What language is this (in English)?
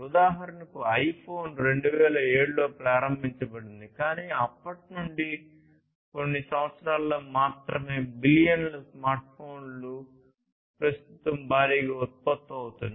Telugu